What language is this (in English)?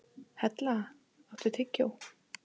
Icelandic